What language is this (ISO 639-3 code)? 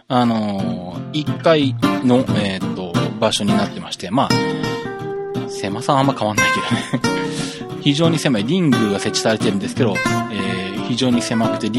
jpn